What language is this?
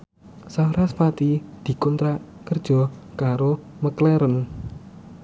Javanese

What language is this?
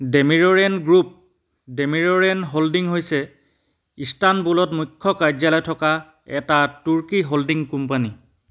Assamese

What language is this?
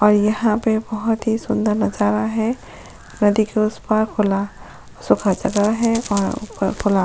Hindi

